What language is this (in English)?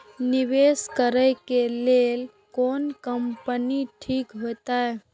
Maithili